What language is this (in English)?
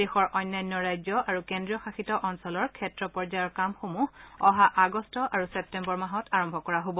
Assamese